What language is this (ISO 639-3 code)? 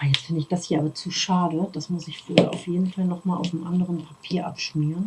deu